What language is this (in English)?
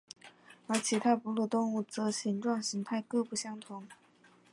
Chinese